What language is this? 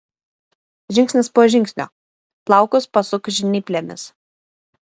Lithuanian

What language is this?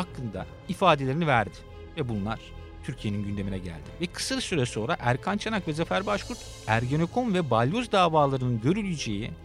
Turkish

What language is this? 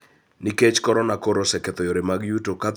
Luo (Kenya and Tanzania)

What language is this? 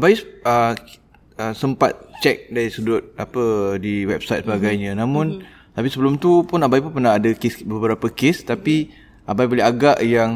Malay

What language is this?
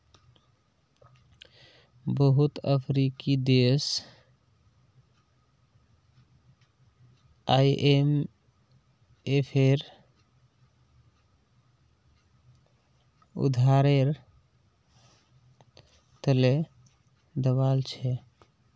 Magahi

